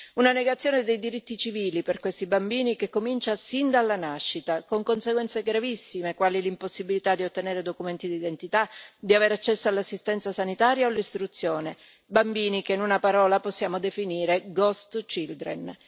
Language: Italian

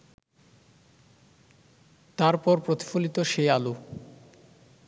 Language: Bangla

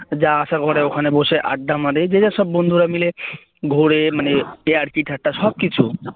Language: Bangla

